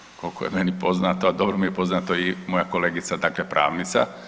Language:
Croatian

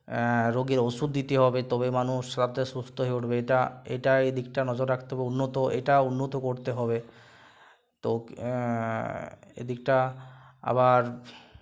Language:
Bangla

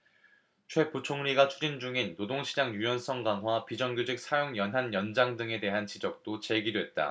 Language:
Korean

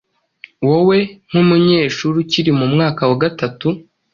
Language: Kinyarwanda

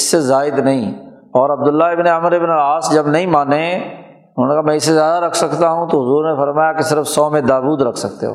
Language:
Urdu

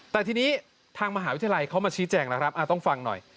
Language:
Thai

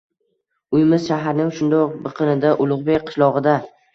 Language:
Uzbek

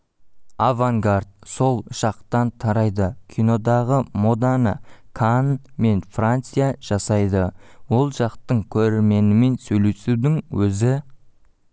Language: Kazakh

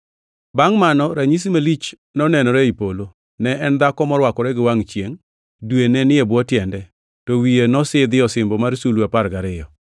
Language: Luo (Kenya and Tanzania)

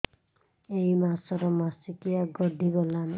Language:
Odia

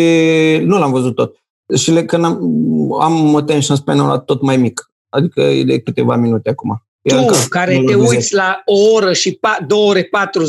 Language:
Romanian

